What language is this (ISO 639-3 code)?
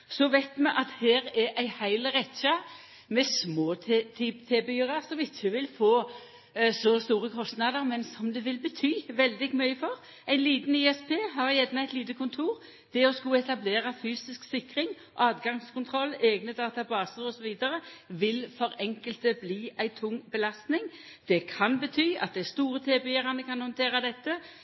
nno